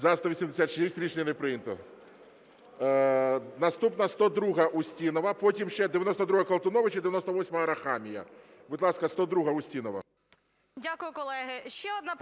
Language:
Ukrainian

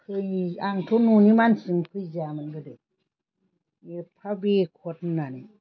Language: Bodo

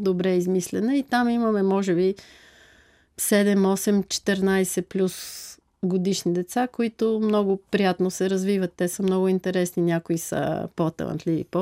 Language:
Bulgarian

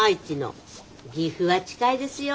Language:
Japanese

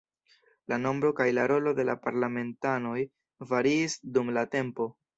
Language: Esperanto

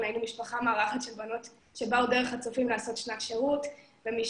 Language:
Hebrew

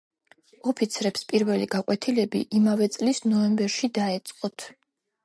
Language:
Georgian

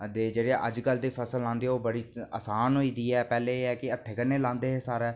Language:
Dogri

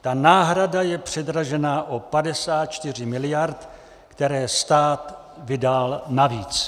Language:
Czech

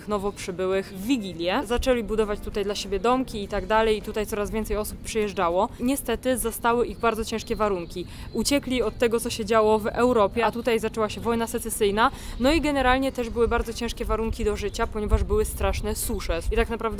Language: Polish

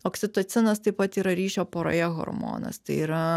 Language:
Lithuanian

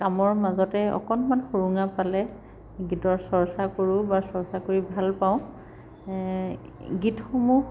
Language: Assamese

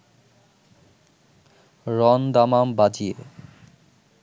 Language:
Bangla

